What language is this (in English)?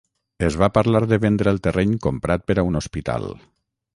Catalan